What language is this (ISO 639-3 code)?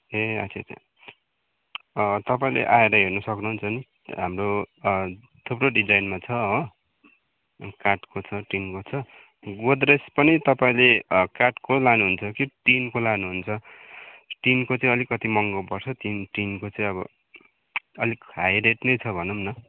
nep